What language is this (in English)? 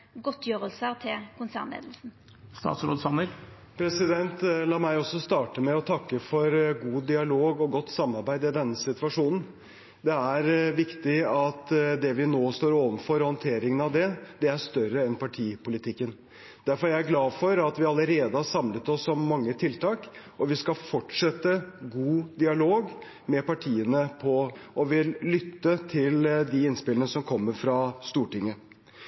Norwegian